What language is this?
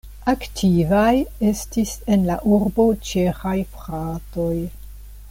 Esperanto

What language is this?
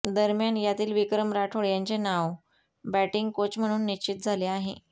Marathi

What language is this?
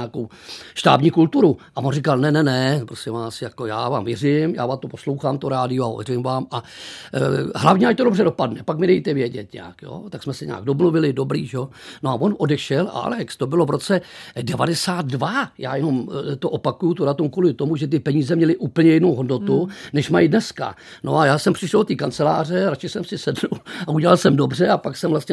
Czech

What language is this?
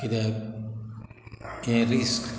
Konkani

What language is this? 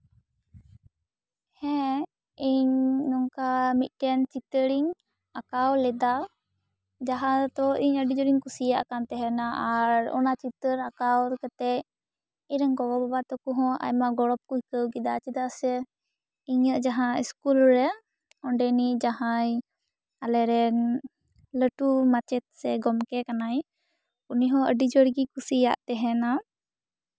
Santali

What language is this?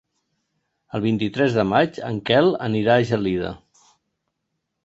Catalan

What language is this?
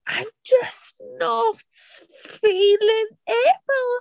Welsh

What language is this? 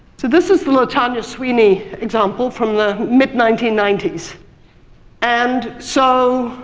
English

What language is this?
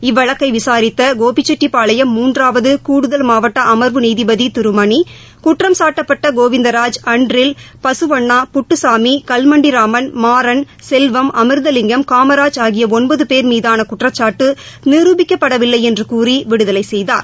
Tamil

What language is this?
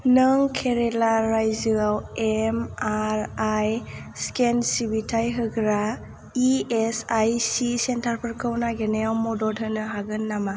Bodo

